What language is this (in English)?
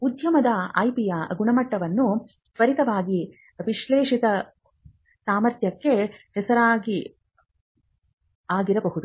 Kannada